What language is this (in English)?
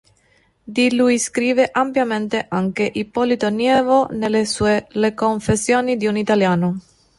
Italian